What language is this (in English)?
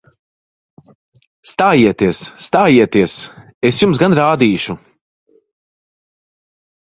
Latvian